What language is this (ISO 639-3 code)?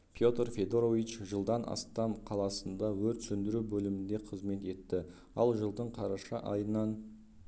kaz